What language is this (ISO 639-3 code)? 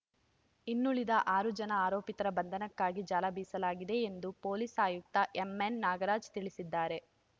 kan